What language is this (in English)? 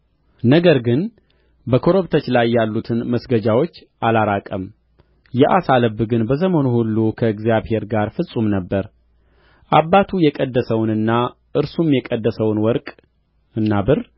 Amharic